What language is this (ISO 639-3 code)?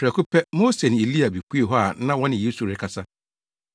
aka